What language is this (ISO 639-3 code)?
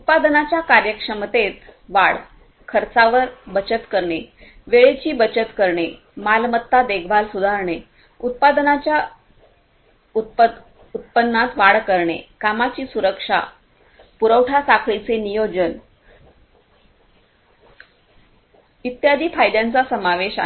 mar